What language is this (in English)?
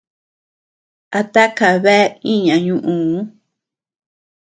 Tepeuxila Cuicatec